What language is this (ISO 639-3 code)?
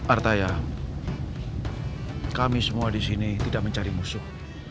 ind